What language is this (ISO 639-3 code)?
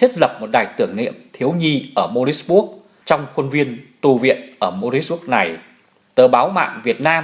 vie